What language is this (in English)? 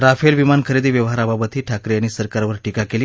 Marathi